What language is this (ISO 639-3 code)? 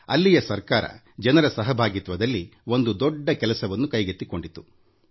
kan